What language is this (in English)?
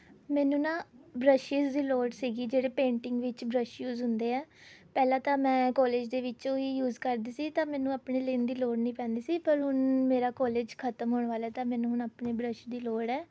Punjabi